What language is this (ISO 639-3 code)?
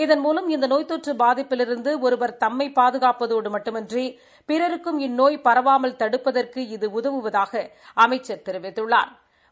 tam